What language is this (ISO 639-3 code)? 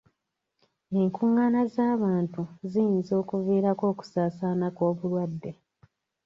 lug